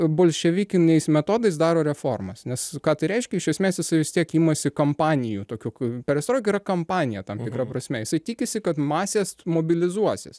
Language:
Lithuanian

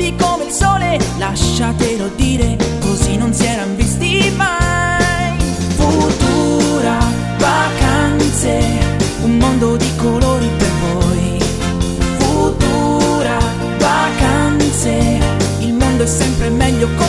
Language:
Spanish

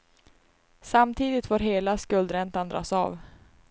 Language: Swedish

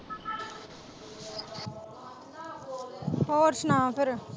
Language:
Punjabi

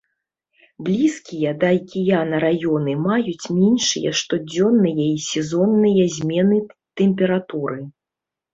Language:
Belarusian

